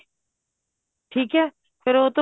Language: Punjabi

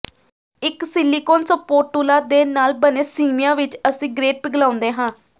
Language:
Punjabi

